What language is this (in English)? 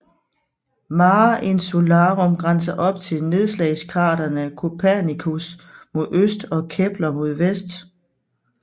Danish